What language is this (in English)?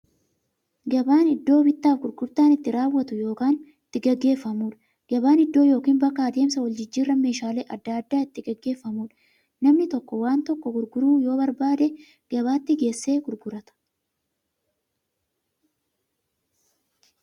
Oromo